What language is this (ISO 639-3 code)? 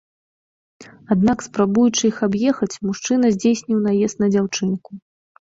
bel